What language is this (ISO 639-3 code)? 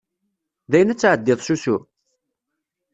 kab